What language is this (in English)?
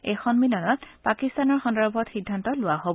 Assamese